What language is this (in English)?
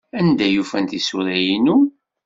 Kabyle